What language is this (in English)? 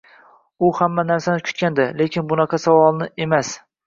Uzbek